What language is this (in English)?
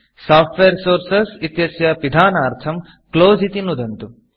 Sanskrit